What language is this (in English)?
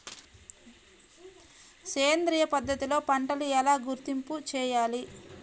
Telugu